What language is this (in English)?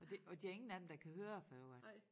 Danish